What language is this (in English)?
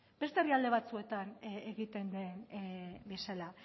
Basque